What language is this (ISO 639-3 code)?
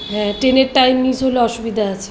ben